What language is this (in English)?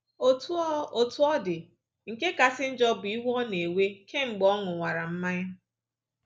Igbo